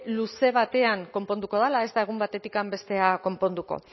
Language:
Basque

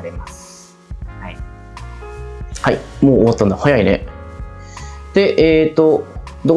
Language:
Japanese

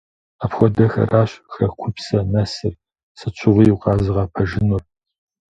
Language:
Kabardian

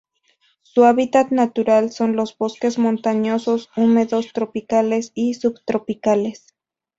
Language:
Spanish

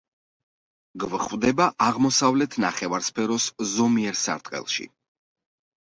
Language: Georgian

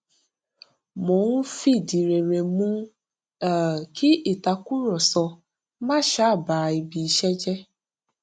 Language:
Yoruba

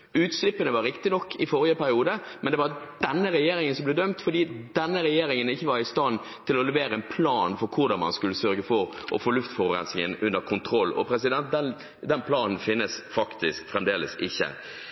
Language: Norwegian Bokmål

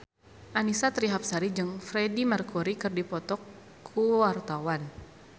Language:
Sundanese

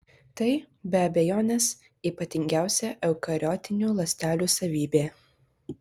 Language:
Lithuanian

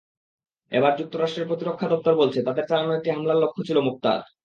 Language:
Bangla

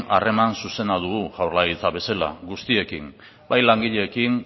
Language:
Basque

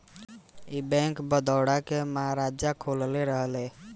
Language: Bhojpuri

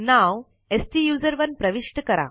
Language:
Marathi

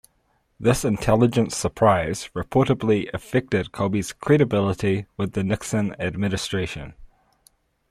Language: English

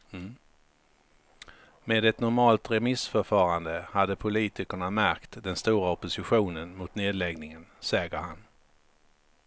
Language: Swedish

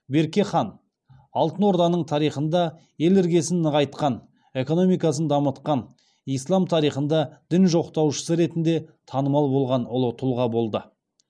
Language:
Kazakh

